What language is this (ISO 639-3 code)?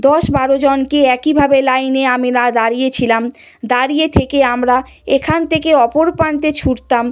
ben